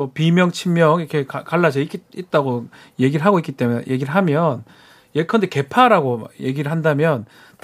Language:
Korean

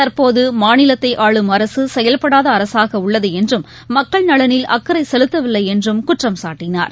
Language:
Tamil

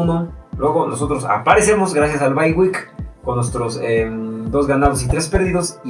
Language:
Spanish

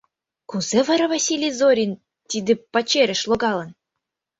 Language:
Mari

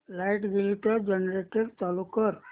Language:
Marathi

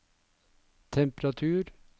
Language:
Norwegian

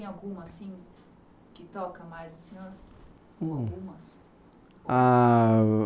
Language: Portuguese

